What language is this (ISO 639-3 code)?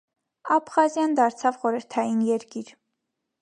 hye